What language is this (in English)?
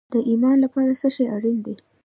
Pashto